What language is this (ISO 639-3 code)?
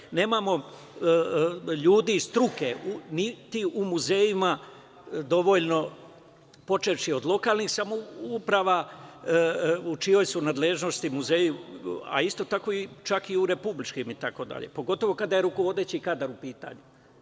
srp